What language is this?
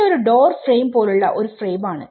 Malayalam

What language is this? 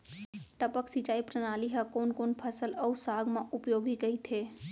Chhattisgarhi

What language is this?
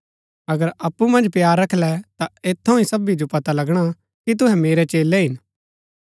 Gaddi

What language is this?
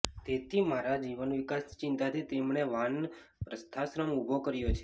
Gujarati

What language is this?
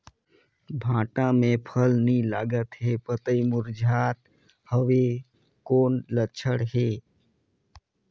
Chhattisgarhi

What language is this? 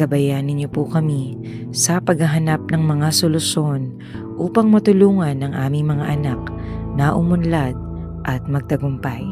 Filipino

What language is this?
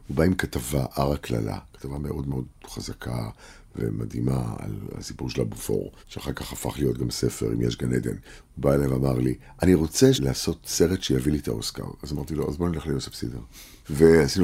Hebrew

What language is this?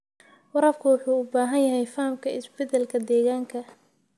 Somali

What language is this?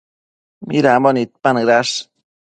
Matsés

